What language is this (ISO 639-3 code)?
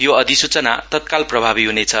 nep